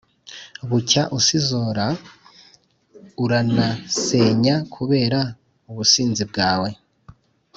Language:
Kinyarwanda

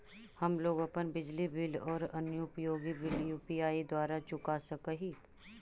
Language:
Magahi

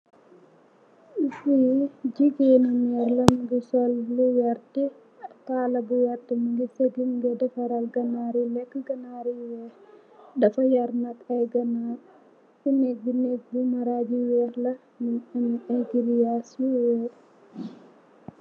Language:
Wolof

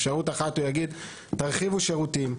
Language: Hebrew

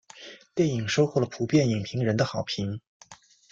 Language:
Chinese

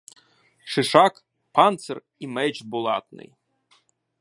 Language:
Ukrainian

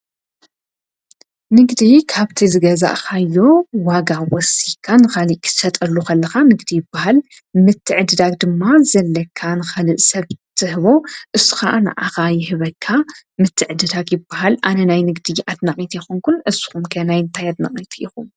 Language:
Tigrinya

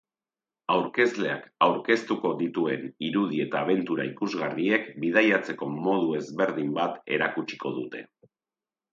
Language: Basque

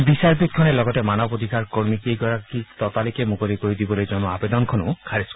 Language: Assamese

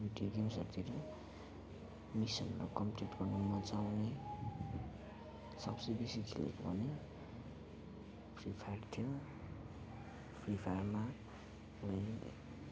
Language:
Nepali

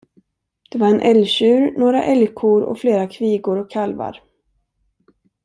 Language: Swedish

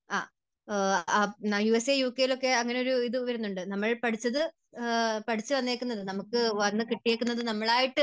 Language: Malayalam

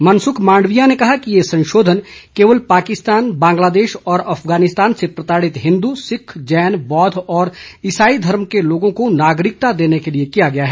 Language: Hindi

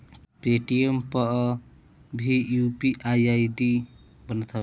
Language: Bhojpuri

